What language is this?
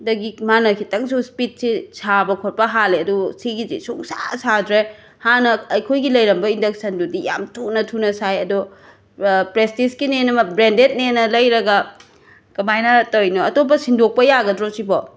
Manipuri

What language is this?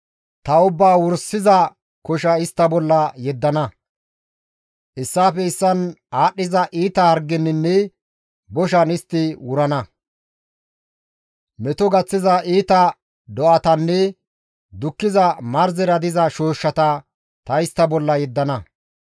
Gamo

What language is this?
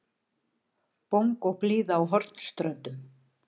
Icelandic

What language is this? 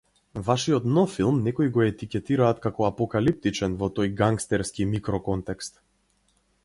Macedonian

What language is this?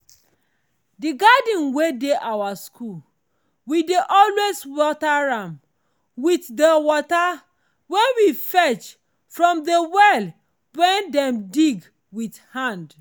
Nigerian Pidgin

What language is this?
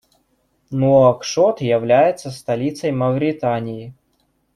Russian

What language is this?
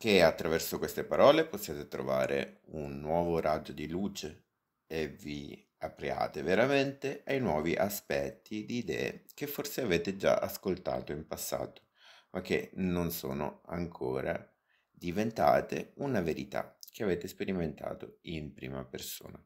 Italian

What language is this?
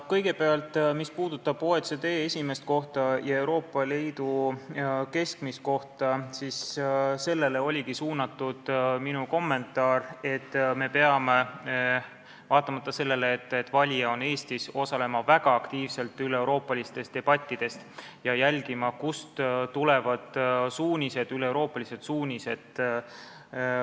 Estonian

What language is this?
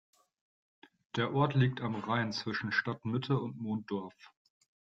German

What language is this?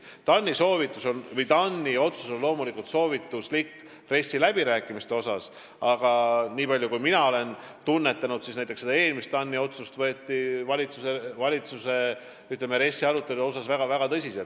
Estonian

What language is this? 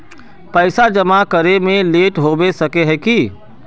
Magahi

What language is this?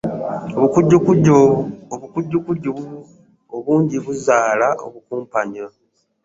Ganda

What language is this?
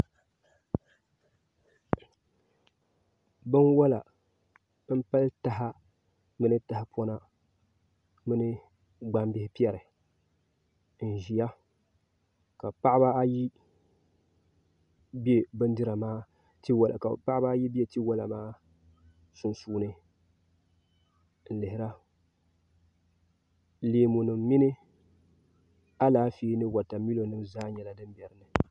Dagbani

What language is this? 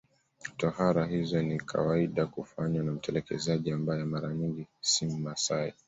Swahili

